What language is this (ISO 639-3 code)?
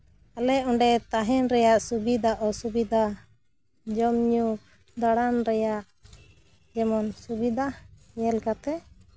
sat